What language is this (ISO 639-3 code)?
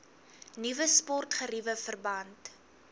afr